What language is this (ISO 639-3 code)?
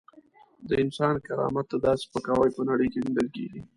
pus